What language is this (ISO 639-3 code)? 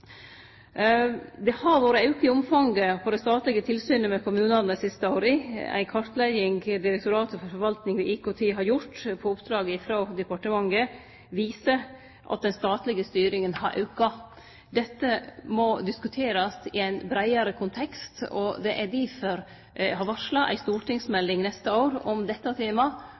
nno